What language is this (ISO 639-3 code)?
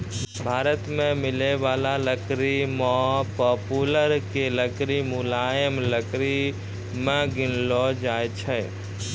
mai